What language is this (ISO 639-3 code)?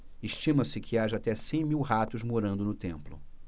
por